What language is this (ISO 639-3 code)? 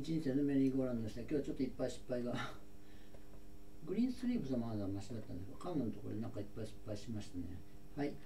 jpn